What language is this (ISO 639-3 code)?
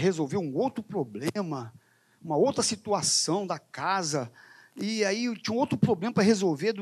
por